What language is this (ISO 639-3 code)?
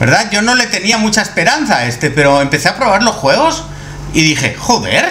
spa